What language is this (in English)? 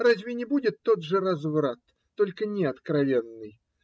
Russian